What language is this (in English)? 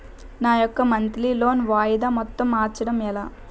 Telugu